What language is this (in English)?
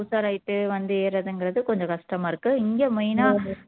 Tamil